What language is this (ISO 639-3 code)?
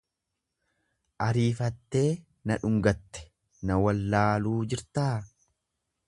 orm